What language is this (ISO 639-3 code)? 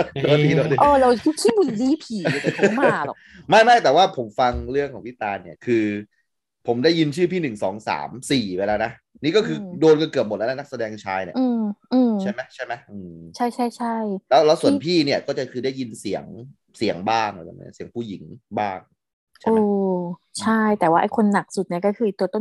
tha